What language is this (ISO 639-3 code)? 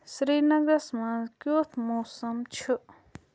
kas